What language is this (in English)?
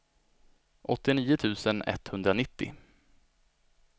Swedish